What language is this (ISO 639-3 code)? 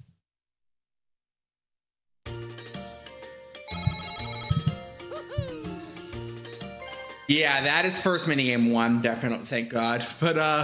eng